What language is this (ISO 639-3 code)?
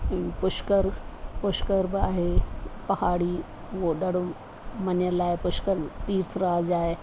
snd